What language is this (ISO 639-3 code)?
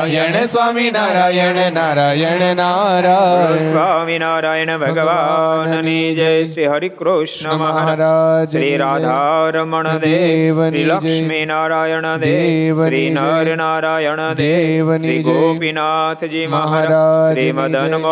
guj